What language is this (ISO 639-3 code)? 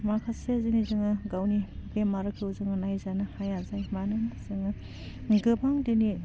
brx